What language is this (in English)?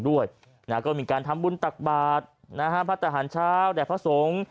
Thai